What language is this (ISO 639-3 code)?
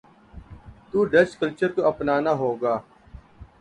urd